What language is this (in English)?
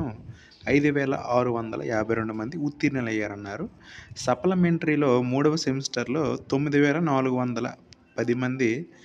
Telugu